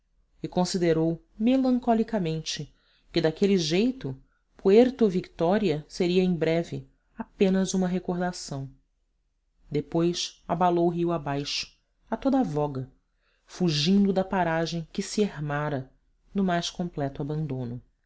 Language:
Portuguese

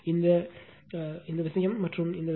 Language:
Tamil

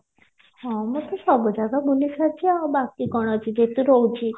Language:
Odia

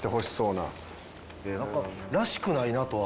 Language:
Japanese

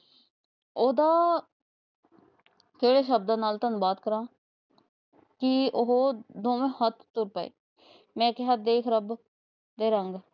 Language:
Punjabi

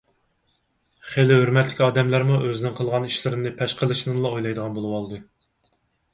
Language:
Uyghur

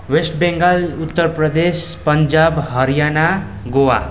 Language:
Nepali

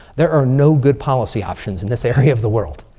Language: English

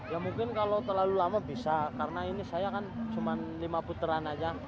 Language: Indonesian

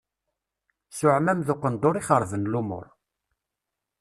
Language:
Kabyle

